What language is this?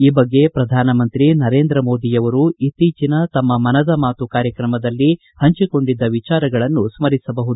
Kannada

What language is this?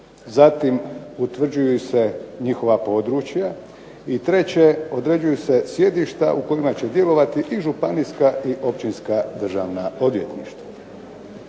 Croatian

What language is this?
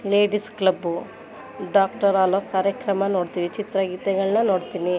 Kannada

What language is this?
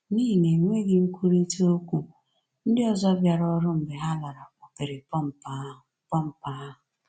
Igbo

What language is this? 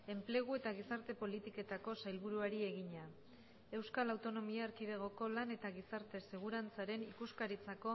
Basque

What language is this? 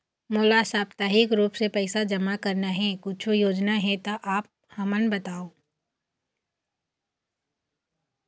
Chhattisgarhi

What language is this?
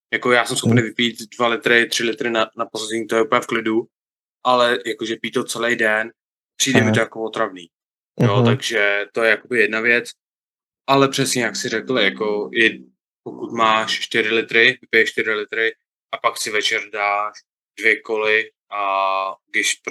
Czech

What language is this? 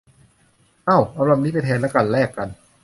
Thai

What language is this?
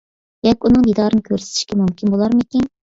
Uyghur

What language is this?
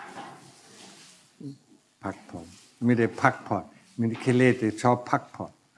Thai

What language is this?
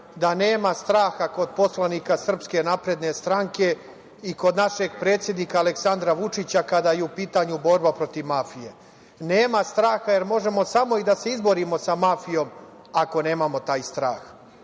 Serbian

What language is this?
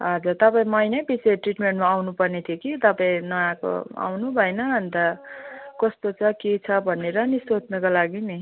Nepali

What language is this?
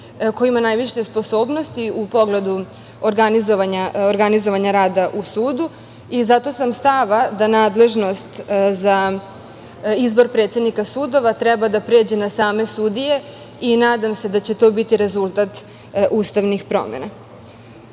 Serbian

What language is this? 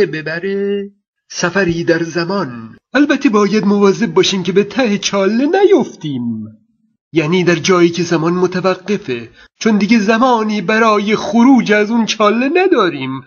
Persian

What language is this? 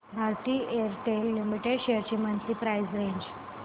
Marathi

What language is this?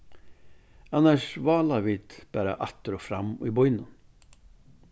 Faroese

